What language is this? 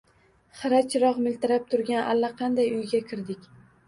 Uzbek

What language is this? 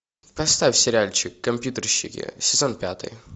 Russian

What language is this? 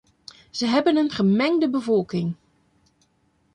Dutch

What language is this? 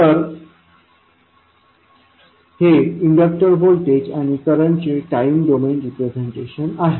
Marathi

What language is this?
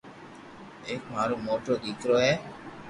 Loarki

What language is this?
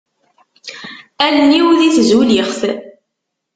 Kabyle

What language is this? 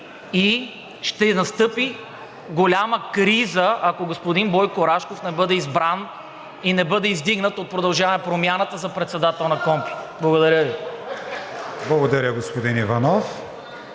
Bulgarian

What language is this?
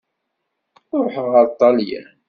Kabyle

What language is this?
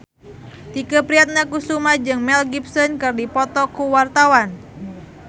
Sundanese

